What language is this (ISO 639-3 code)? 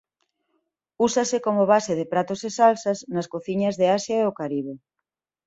glg